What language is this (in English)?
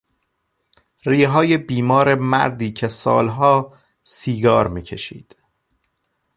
Persian